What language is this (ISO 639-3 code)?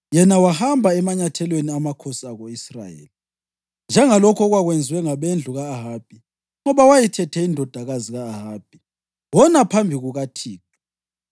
nde